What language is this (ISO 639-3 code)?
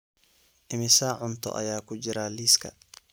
som